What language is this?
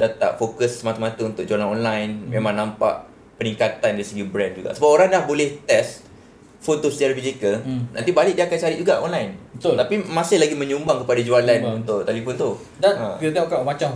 Malay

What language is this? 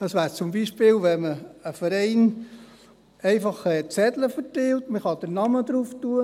Swiss German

